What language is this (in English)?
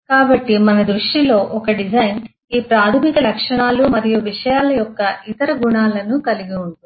Telugu